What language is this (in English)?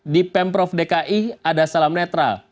Indonesian